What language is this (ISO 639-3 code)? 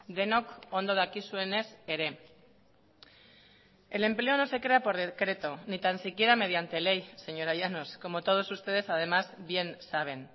spa